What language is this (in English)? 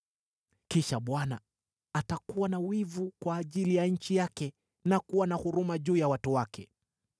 Swahili